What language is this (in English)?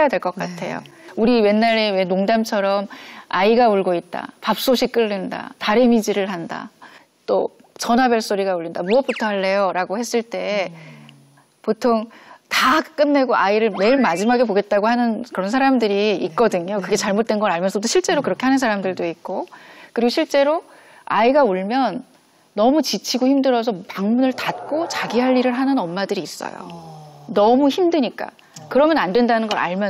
Korean